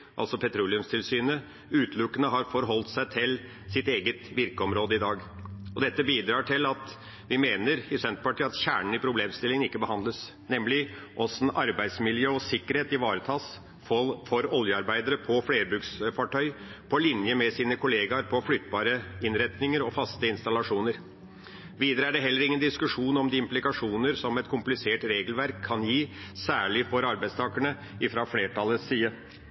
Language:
Norwegian Bokmål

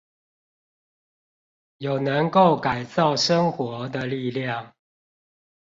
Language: Chinese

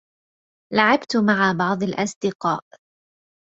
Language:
Arabic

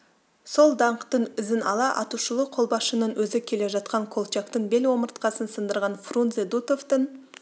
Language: Kazakh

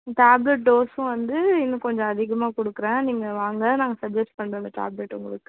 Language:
Tamil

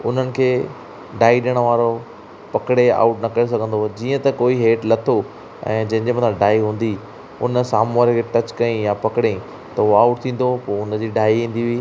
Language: Sindhi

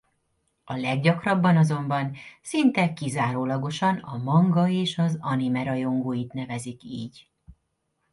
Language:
Hungarian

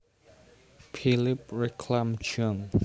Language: Javanese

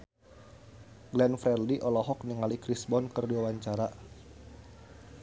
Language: Sundanese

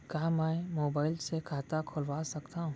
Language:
Chhattisgarhi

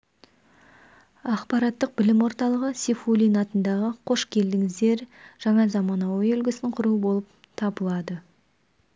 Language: Kazakh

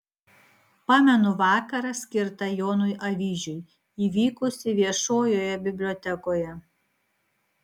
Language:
Lithuanian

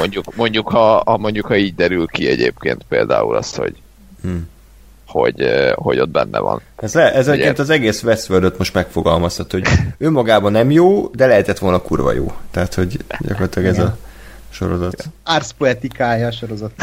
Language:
Hungarian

